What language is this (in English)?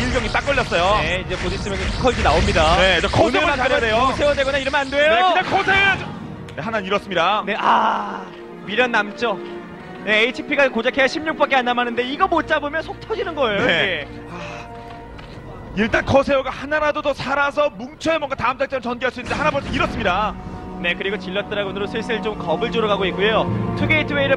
Korean